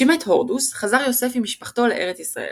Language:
Hebrew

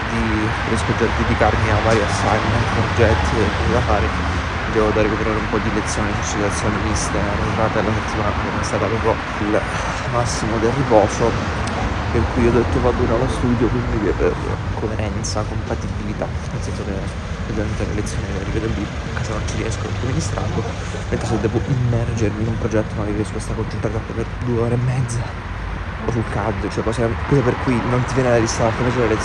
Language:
Italian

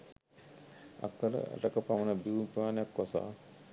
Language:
Sinhala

